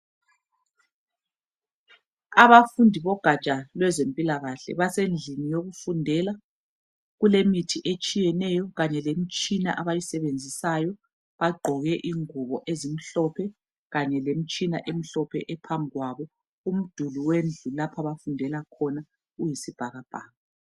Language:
North Ndebele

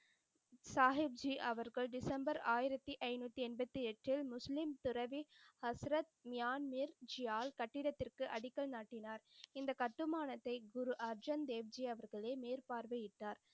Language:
Tamil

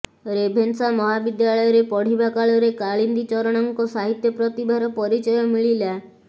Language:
Odia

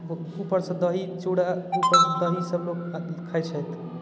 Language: Maithili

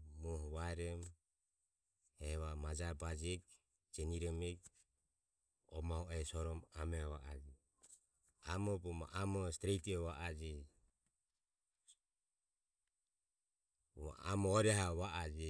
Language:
Ömie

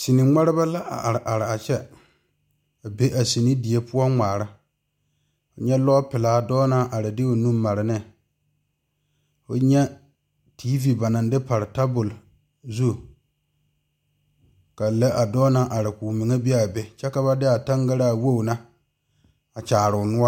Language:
Southern Dagaare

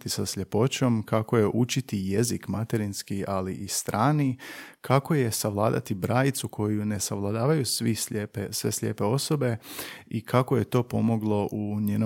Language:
Croatian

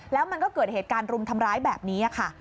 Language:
Thai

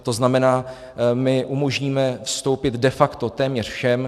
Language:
Czech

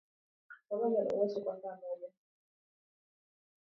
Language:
Swahili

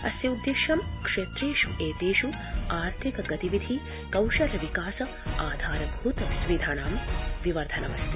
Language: Sanskrit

